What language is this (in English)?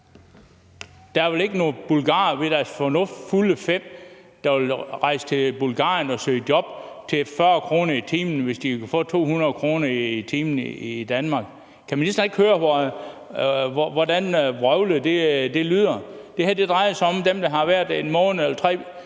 Danish